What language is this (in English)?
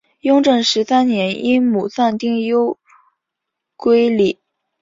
Chinese